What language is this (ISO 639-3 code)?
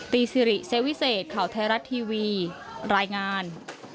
tha